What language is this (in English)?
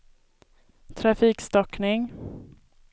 Swedish